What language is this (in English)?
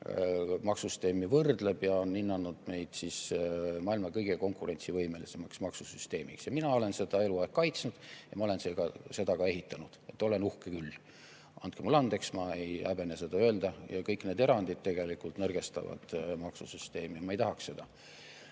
Estonian